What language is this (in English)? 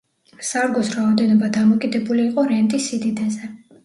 Georgian